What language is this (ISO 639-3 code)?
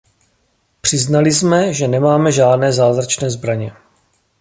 ces